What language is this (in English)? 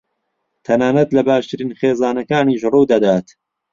Central Kurdish